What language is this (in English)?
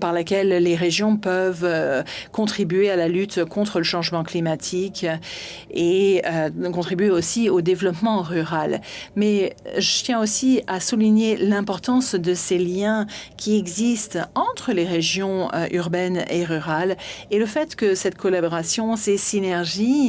French